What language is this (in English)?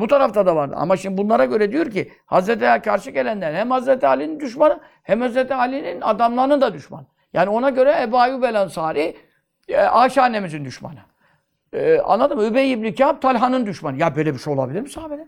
Turkish